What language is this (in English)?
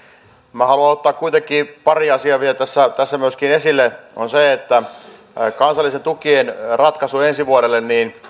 Finnish